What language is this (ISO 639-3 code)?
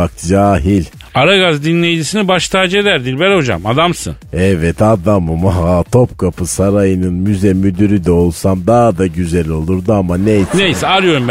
tur